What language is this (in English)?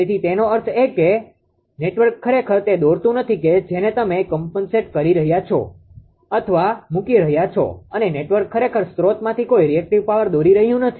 Gujarati